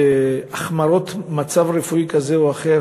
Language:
Hebrew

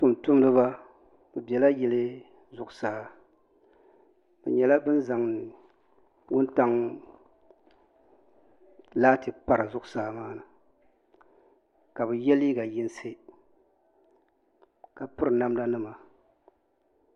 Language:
Dagbani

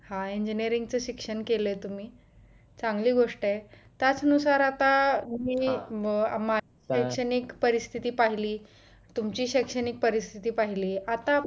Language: Marathi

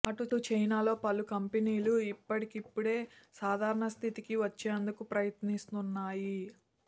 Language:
Telugu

